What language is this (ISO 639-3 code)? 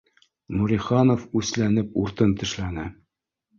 bak